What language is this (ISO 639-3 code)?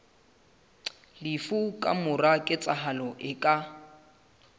sot